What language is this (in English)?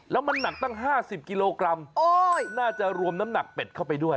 Thai